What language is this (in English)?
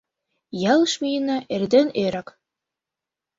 Mari